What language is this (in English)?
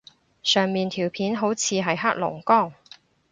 Cantonese